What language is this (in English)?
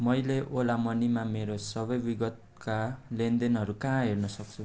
Nepali